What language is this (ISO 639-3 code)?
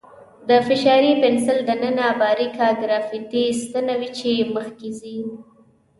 pus